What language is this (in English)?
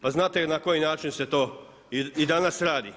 Croatian